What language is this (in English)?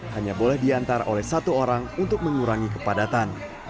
Indonesian